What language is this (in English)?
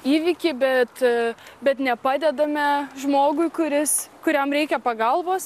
Lithuanian